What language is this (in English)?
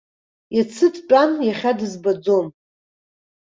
Abkhazian